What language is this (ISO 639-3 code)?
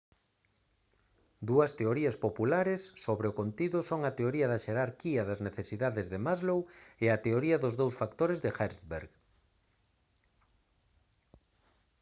glg